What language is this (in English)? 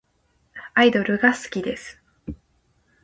Japanese